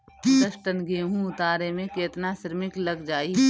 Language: Bhojpuri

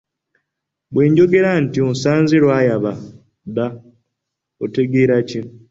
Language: Ganda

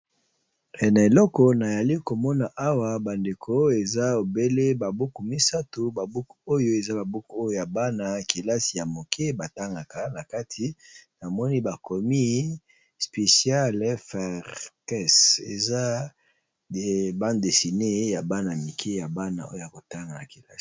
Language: Lingala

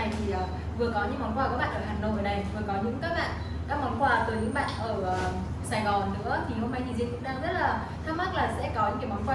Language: Vietnamese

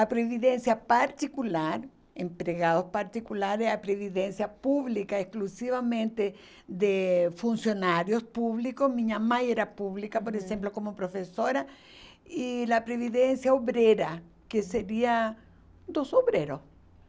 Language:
Portuguese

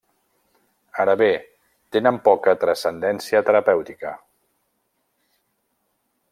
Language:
Catalan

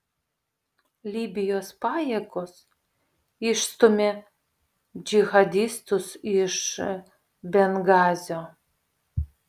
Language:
Lithuanian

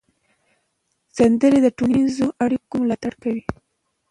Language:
Pashto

